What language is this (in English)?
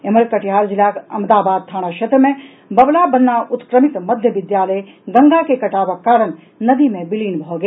Maithili